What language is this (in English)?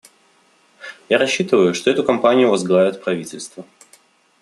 Russian